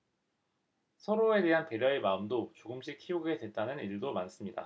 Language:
Korean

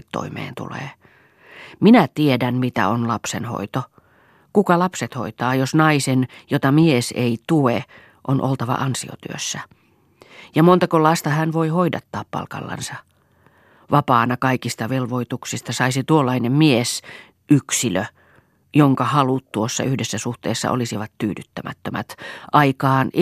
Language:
Finnish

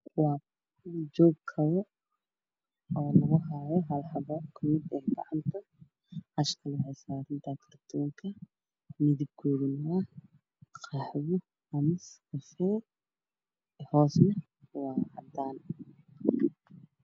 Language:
Somali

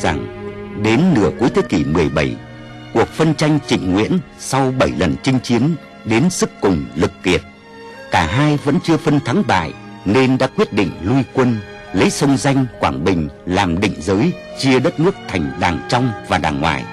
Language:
Vietnamese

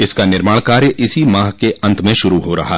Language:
Hindi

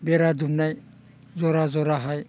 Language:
Bodo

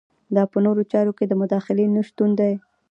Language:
Pashto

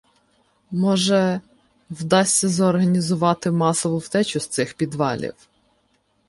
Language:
Ukrainian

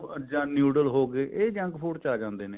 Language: Punjabi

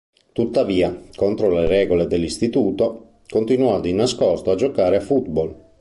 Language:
Italian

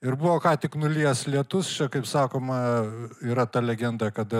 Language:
Lithuanian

